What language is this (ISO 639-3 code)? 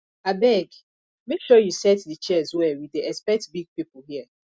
pcm